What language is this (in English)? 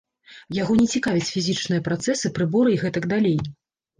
Belarusian